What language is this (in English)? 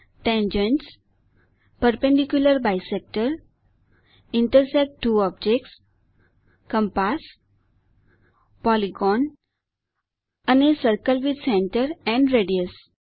Gujarati